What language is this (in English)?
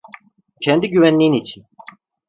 Turkish